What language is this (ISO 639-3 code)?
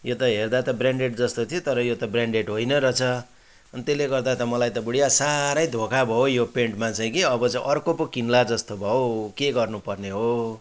nep